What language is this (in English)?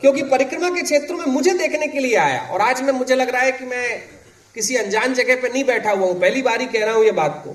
Hindi